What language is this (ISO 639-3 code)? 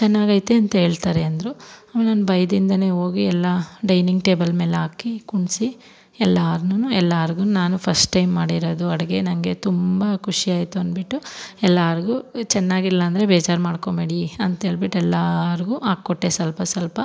kan